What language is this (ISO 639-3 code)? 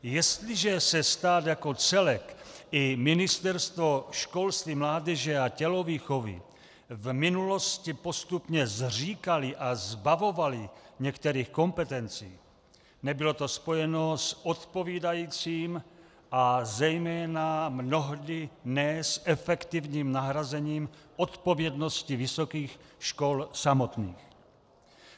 ces